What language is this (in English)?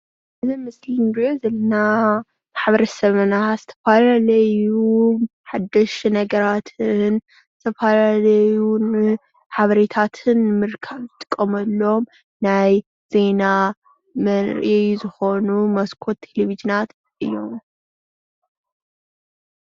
Tigrinya